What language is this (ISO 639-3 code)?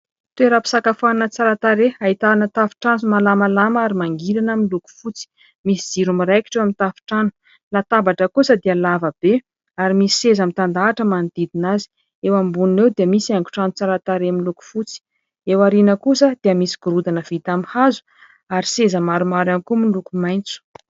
mlg